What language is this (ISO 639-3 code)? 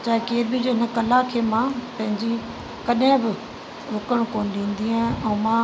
snd